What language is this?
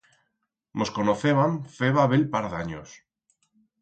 Aragonese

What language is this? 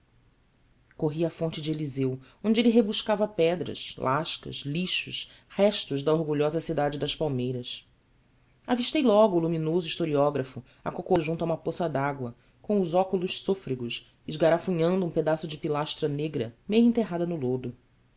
Portuguese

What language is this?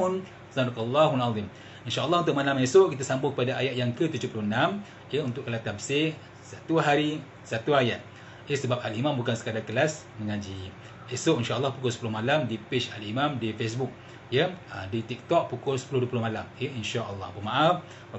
Malay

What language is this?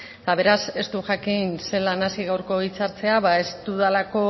Basque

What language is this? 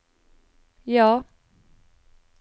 Norwegian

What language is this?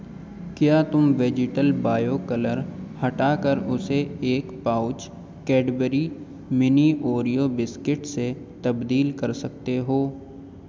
Urdu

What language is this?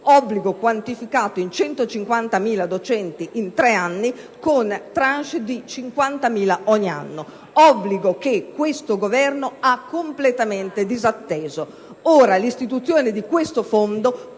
Italian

